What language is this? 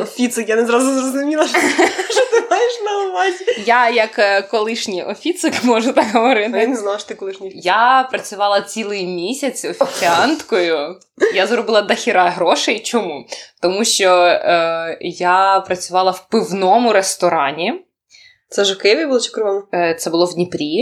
Ukrainian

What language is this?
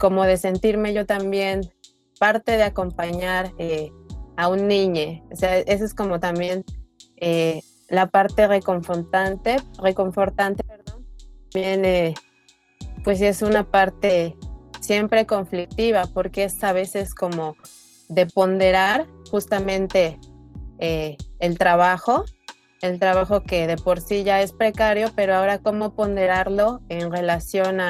Spanish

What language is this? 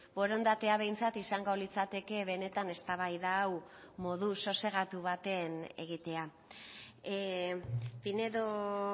Basque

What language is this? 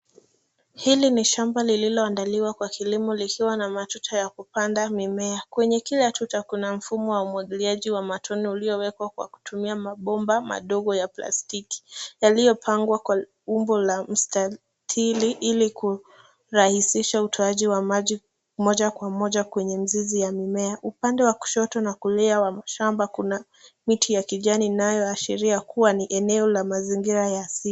Swahili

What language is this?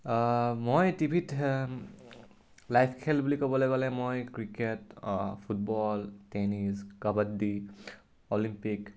Assamese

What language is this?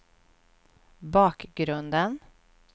Swedish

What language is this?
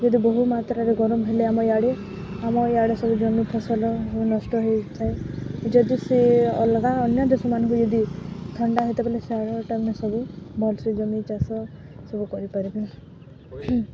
Odia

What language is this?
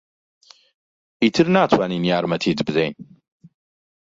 Central Kurdish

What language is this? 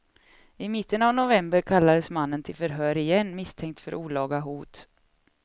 Swedish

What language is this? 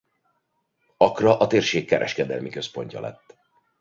Hungarian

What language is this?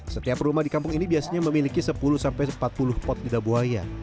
Indonesian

